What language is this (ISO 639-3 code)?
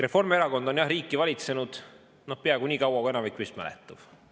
est